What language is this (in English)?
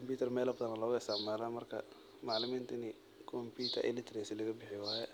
Somali